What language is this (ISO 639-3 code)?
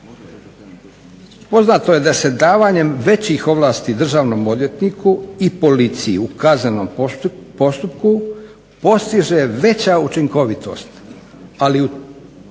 hrv